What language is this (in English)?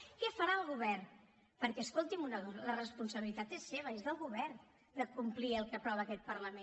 Catalan